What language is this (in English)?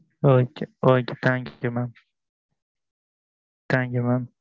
Tamil